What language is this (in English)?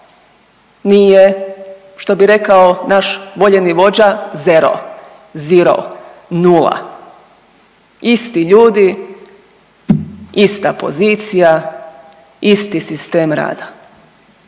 Croatian